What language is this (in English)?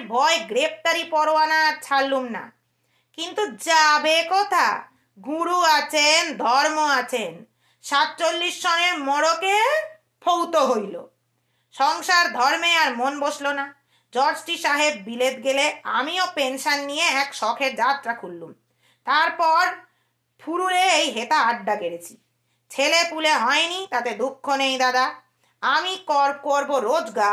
Bangla